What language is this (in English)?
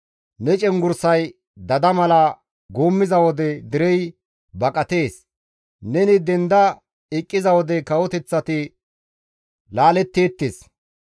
Gamo